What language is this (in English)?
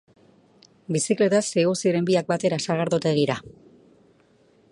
Basque